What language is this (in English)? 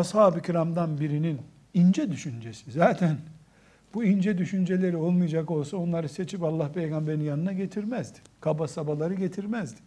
Turkish